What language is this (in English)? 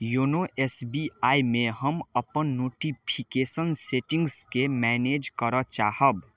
Maithili